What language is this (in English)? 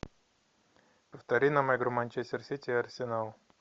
Russian